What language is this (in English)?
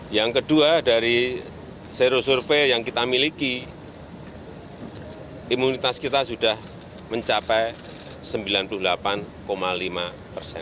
Indonesian